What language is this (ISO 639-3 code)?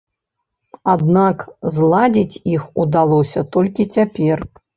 bel